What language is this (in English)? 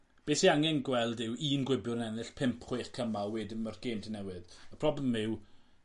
Welsh